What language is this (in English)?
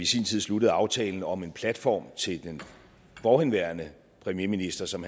Danish